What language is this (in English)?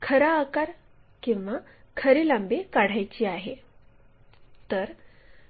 Marathi